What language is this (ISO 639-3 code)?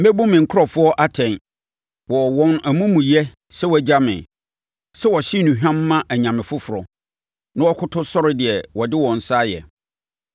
aka